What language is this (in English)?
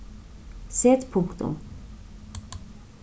Faroese